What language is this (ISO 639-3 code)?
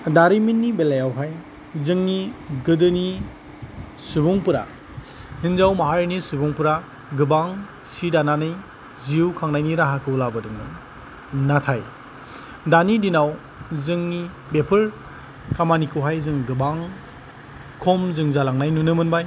brx